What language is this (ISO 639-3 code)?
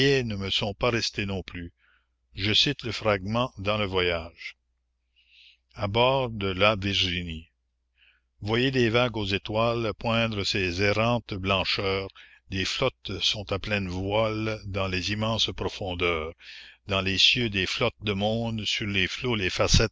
fra